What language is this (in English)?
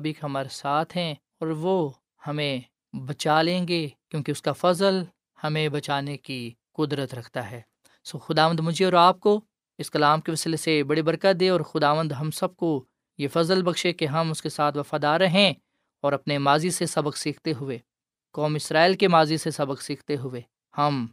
Urdu